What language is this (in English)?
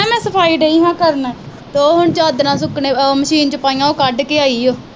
Punjabi